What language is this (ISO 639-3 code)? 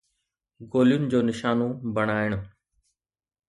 snd